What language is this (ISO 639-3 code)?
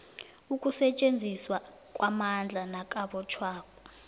nbl